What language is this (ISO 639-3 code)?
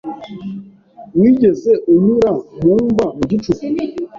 kin